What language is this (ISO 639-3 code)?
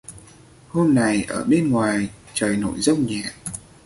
vie